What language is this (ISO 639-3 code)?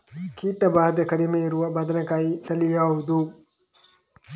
kan